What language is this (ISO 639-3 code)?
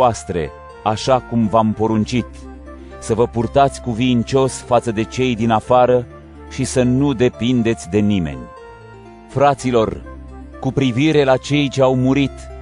ron